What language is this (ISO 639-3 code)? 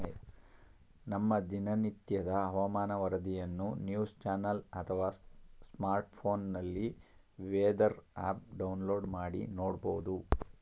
kan